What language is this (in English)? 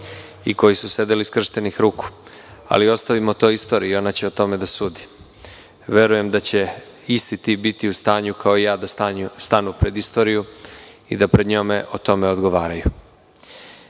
Serbian